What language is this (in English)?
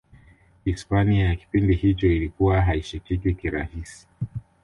Swahili